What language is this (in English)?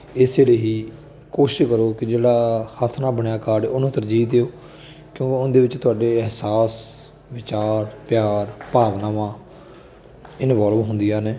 Punjabi